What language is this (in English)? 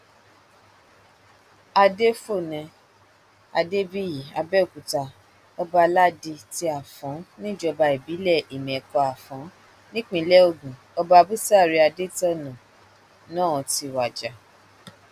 Yoruba